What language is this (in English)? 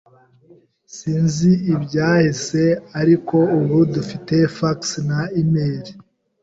Kinyarwanda